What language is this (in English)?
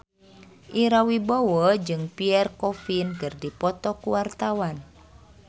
Sundanese